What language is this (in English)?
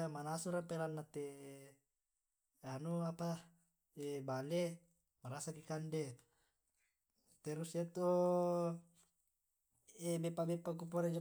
Tae'